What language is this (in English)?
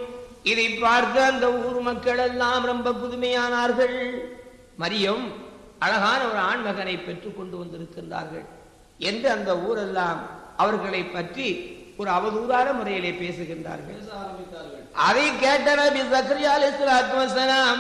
Tamil